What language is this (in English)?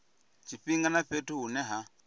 Venda